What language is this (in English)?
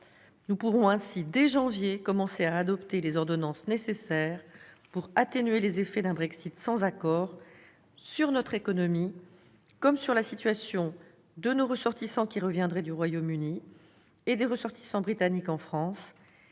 French